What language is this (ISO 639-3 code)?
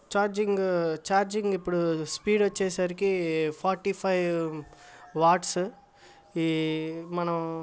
tel